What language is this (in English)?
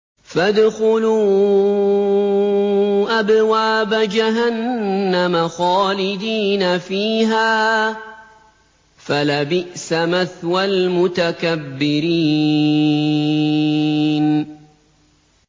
Arabic